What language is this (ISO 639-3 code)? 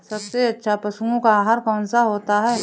hin